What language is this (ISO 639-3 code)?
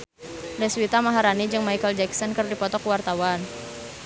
sun